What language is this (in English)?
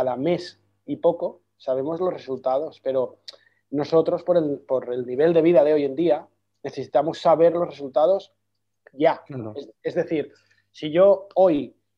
Spanish